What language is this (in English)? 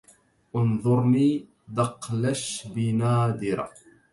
Arabic